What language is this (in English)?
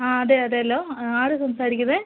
Malayalam